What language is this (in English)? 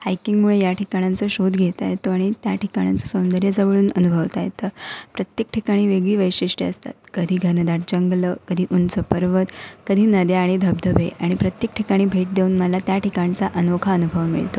Marathi